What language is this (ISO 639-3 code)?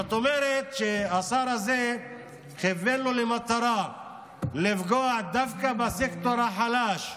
heb